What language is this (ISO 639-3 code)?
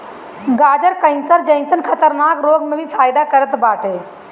bho